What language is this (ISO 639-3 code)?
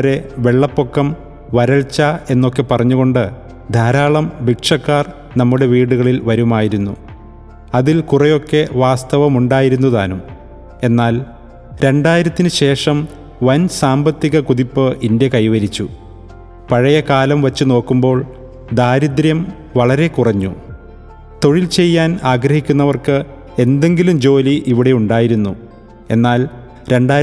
mal